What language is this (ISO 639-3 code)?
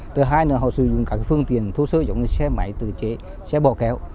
vie